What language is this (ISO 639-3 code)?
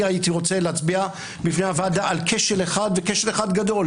heb